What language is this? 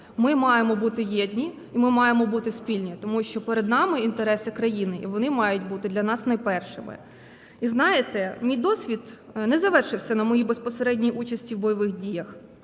Ukrainian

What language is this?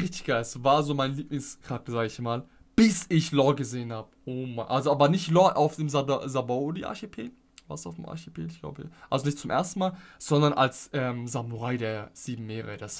German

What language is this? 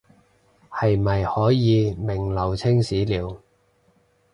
Cantonese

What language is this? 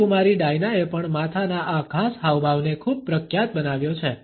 Gujarati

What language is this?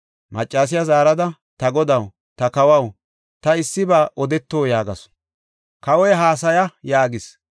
Gofa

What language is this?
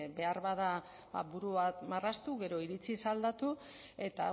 Basque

